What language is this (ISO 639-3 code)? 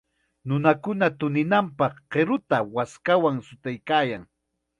qxa